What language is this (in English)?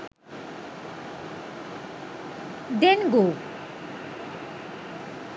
Sinhala